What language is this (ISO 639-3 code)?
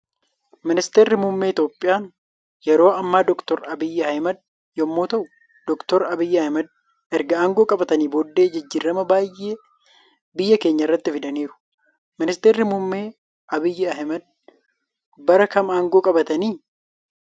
orm